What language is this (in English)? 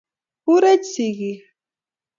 Kalenjin